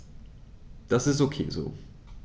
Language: German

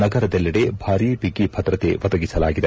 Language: Kannada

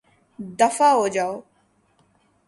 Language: Urdu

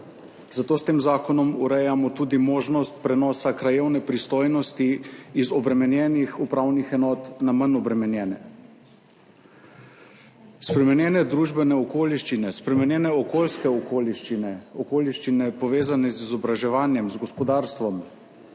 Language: Slovenian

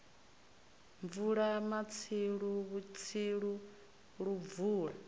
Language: Venda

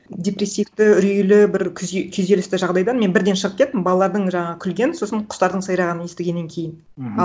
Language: Kazakh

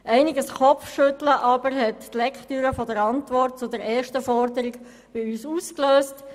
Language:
Swiss German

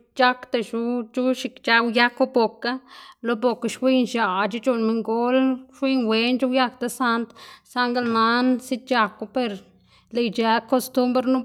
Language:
Xanaguía Zapotec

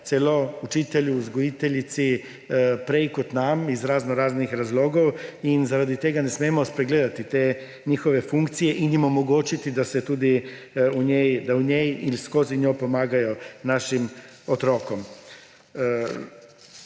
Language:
Slovenian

